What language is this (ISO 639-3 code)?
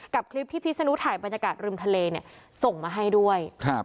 tha